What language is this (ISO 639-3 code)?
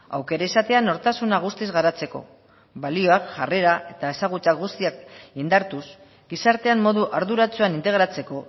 eus